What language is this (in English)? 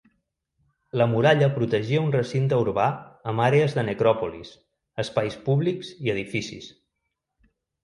Catalan